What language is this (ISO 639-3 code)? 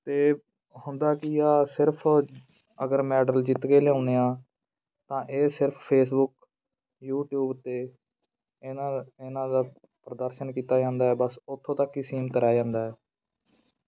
pan